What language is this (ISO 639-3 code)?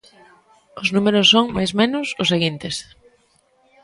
glg